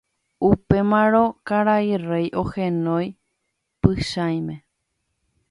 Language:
Guarani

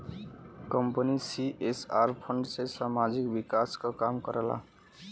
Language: Bhojpuri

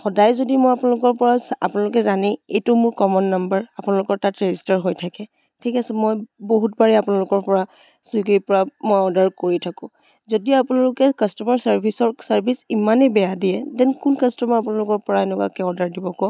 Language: Assamese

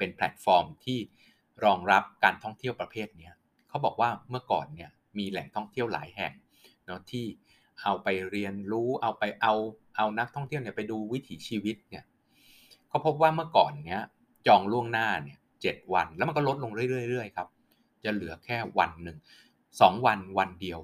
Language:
Thai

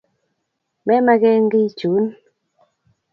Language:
Kalenjin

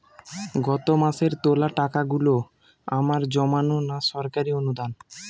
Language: Bangla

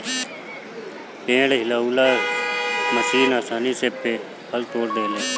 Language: Bhojpuri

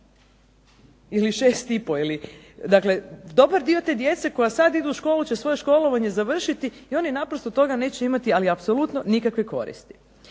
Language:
Croatian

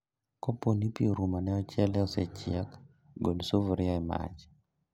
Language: Luo (Kenya and Tanzania)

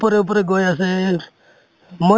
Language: Assamese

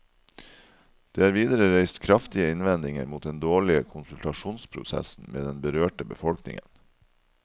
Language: Norwegian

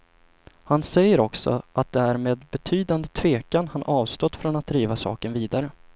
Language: Swedish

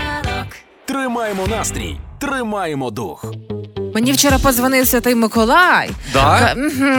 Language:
Ukrainian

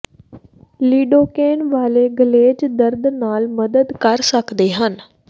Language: Punjabi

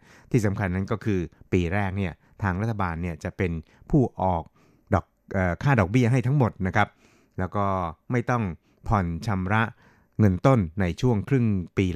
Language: Thai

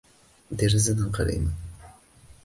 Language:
Uzbek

